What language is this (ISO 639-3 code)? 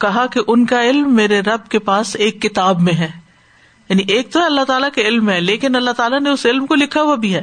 urd